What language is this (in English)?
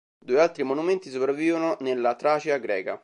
Italian